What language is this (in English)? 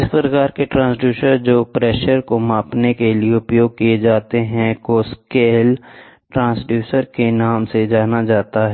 Hindi